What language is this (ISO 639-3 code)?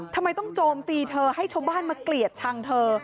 tha